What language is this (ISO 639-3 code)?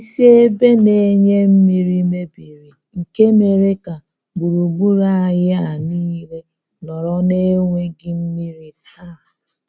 ibo